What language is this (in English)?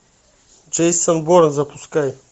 Russian